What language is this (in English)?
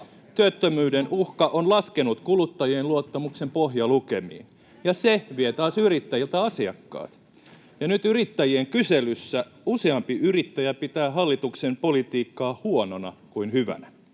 Finnish